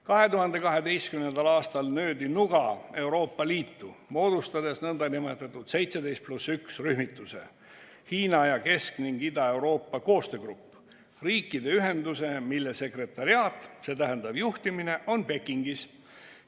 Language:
Estonian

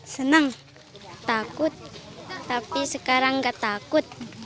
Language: Indonesian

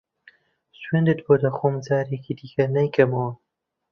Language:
Central Kurdish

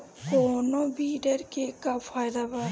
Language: Bhojpuri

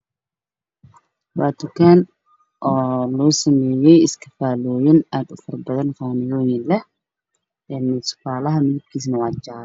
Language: Somali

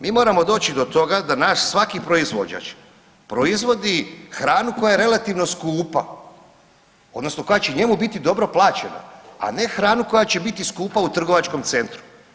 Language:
Croatian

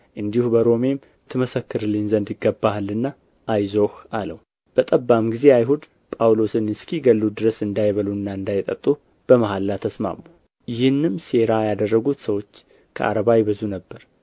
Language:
Amharic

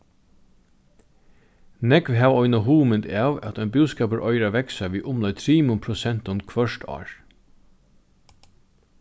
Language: Faroese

